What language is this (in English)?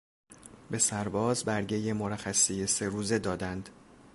Persian